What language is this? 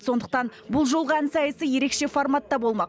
Kazakh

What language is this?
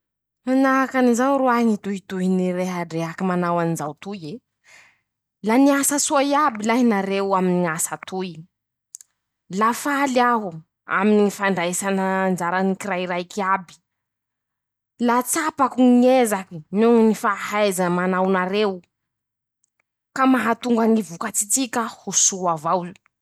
Masikoro Malagasy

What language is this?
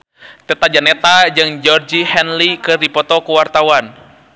Sundanese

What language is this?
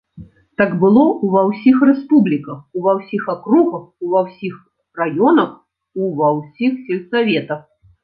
Belarusian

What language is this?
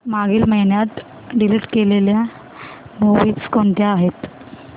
Marathi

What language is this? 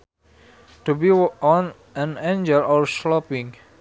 Sundanese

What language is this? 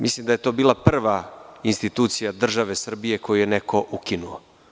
Serbian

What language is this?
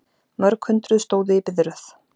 Icelandic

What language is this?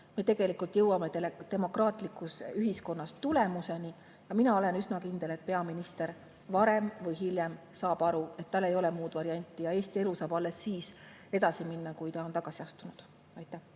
Estonian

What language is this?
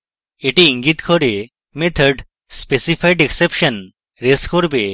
Bangla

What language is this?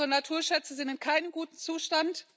German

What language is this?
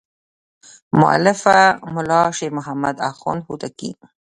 Pashto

